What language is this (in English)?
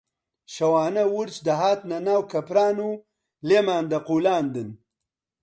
Central Kurdish